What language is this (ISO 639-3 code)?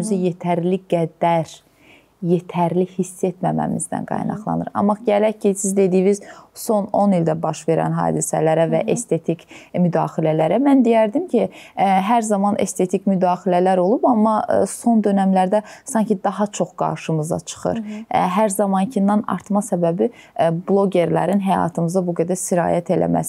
tur